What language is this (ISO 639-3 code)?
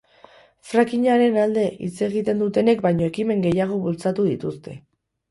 eus